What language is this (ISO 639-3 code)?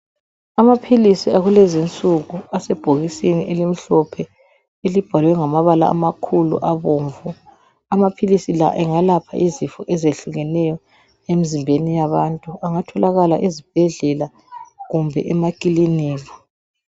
nde